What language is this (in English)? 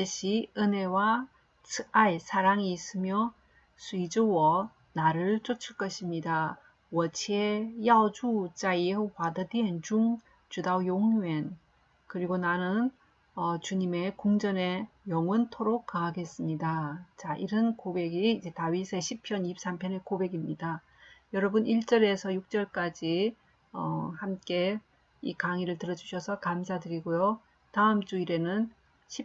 Korean